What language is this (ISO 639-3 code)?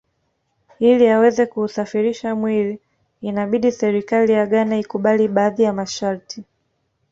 swa